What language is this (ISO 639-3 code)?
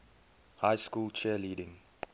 eng